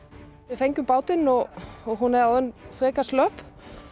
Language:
Icelandic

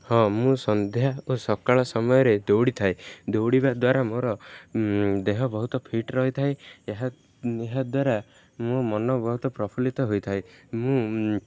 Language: Odia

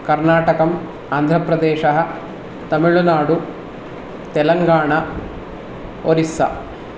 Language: Sanskrit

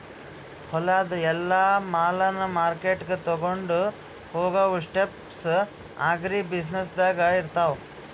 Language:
Kannada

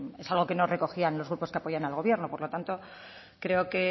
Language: Spanish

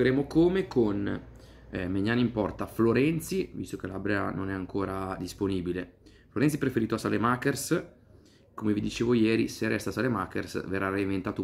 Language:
Italian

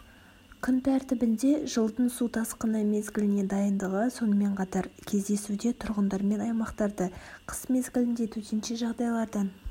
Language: Kazakh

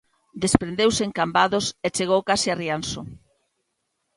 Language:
Galician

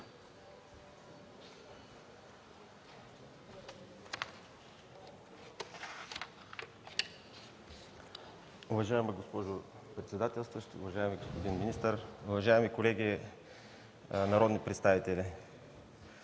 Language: Bulgarian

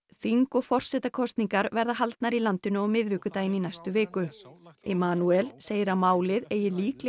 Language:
Icelandic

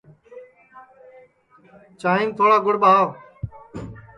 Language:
Sansi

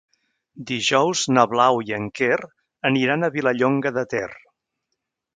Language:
Catalan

